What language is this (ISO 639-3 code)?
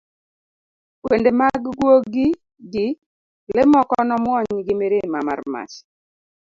luo